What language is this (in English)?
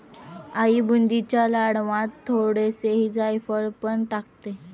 Marathi